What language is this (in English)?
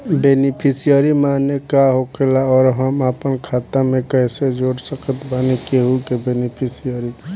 Bhojpuri